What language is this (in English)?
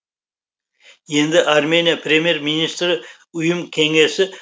Kazakh